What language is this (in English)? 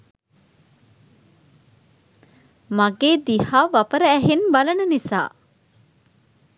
Sinhala